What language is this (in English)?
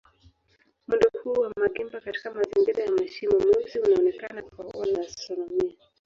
Swahili